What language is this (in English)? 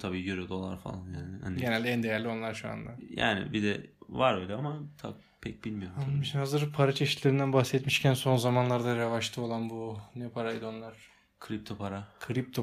Turkish